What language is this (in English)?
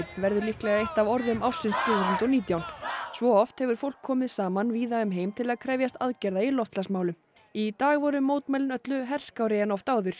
Icelandic